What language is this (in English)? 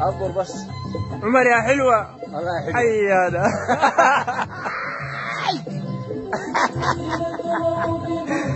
Arabic